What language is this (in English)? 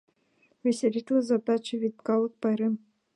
Mari